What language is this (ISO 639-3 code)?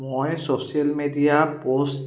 asm